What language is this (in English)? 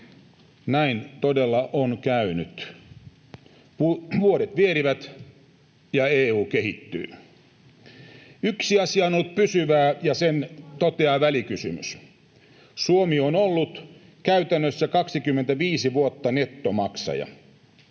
Finnish